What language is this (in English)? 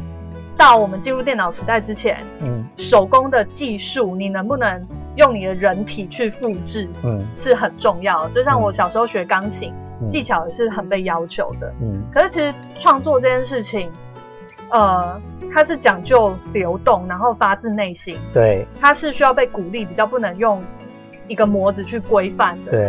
Chinese